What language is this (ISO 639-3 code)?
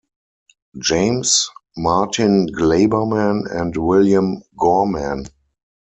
eng